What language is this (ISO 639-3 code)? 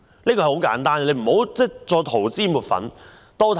yue